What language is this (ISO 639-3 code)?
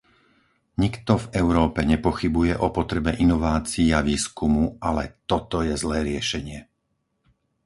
slk